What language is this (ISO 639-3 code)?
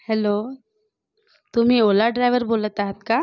mar